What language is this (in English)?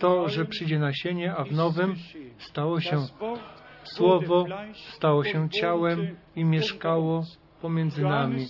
Polish